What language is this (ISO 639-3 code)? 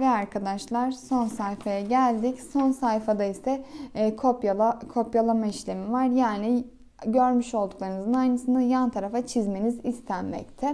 tur